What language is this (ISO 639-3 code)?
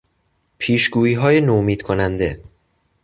fas